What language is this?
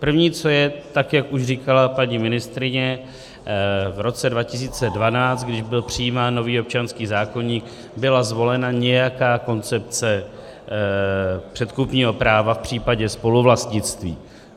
Czech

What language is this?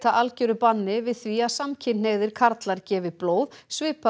Icelandic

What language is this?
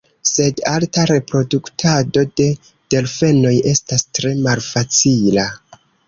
Esperanto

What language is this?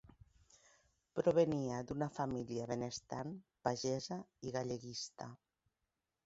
Catalan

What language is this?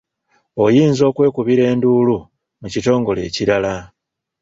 Ganda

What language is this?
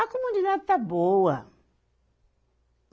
Portuguese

